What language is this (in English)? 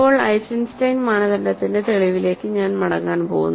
Malayalam